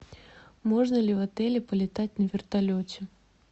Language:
Russian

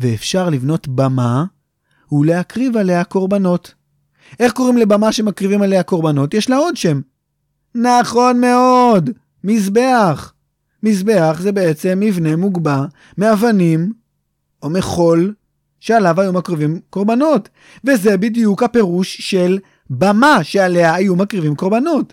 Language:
Hebrew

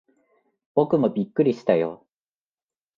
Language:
Japanese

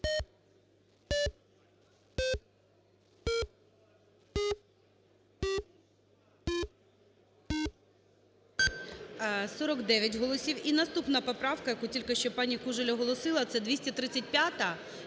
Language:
Ukrainian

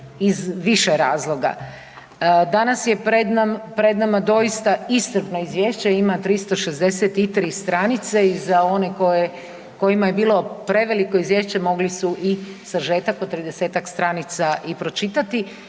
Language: Croatian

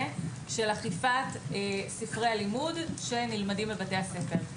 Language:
Hebrew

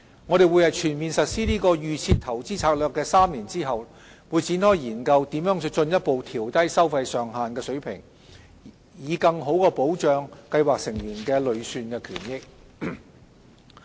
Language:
Cantonese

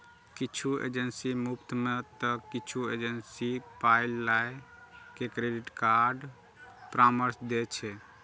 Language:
Maithili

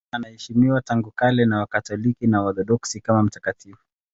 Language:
Swahili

